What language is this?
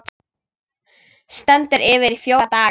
Icelandic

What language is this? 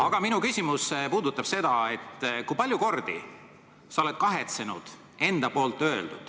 Estonian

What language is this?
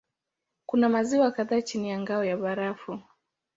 Swahili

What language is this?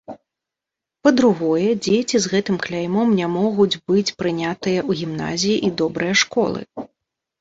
Belarusian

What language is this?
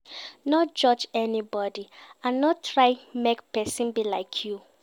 Nigerian Pidgin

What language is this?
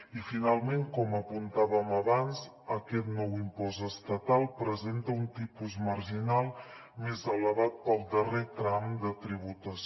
Catalan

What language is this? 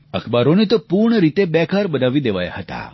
Gujarati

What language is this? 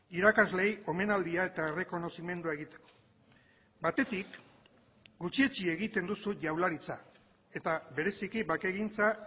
Basque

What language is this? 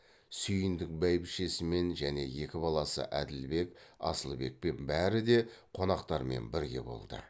Kazakh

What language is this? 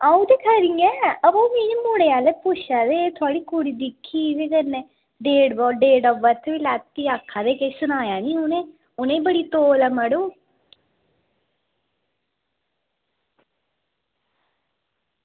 Dogri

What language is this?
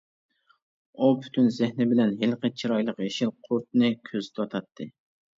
Uyghur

